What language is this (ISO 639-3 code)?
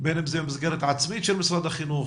heb